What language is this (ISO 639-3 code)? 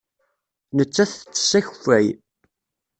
kab